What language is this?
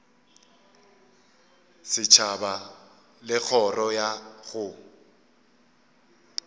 Northern Sotho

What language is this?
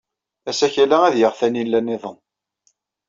Kabyle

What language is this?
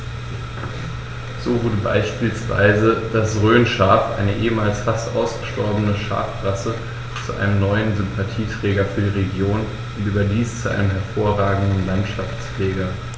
German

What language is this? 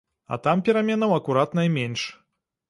Belarusian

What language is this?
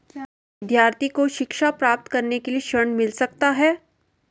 Hindi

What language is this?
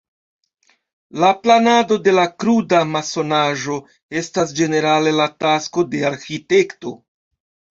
Esperanto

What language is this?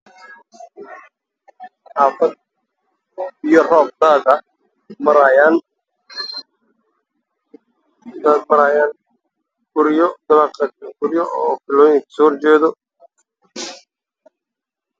Somali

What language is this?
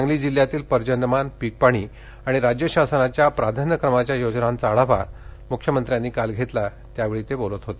Marathi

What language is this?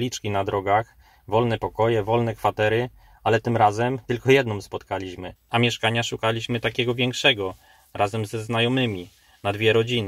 Polish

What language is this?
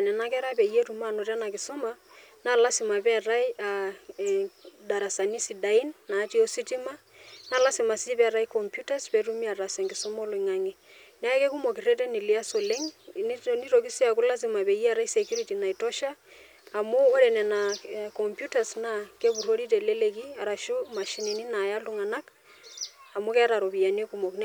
Masai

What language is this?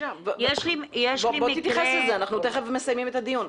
Hebrew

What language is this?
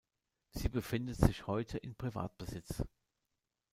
German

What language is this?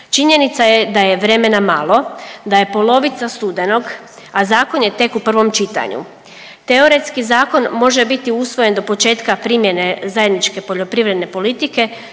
Croatian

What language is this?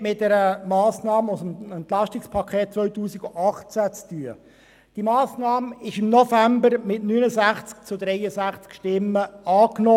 Swiss German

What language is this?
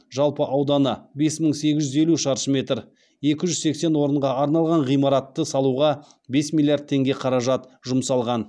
Kazakh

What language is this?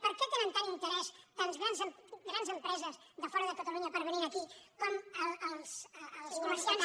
Catalan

